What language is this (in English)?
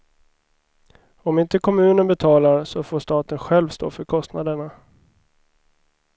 Swedish